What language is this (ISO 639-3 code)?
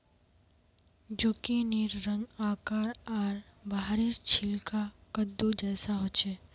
mag